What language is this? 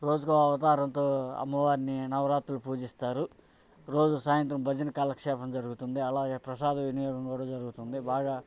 Telugu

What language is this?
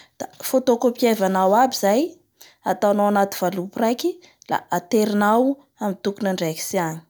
Bara Malagasy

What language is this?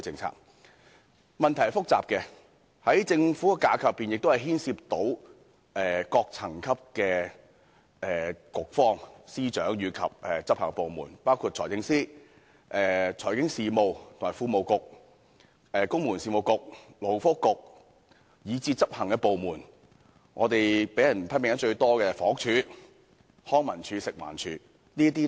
Cantonese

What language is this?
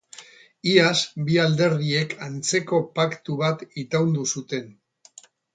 Basque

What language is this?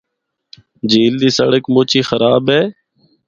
Northern Hindko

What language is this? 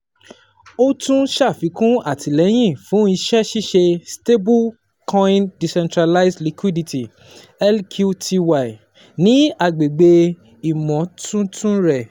Yoruba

